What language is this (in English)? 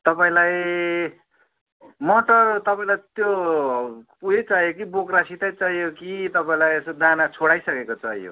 Nepali